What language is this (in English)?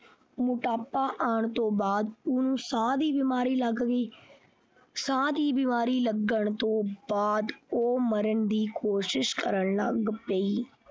Punjabi